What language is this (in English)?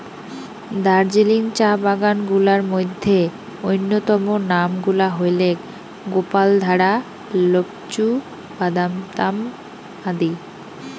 Bangla